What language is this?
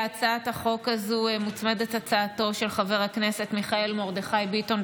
Hebrew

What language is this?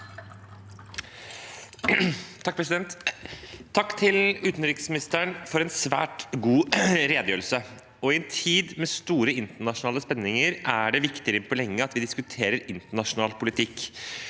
Norwegian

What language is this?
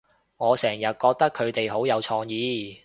Cantonese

